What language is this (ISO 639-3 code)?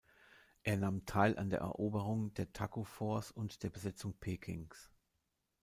deu